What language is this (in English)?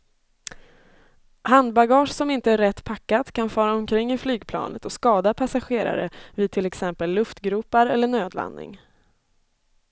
Swedish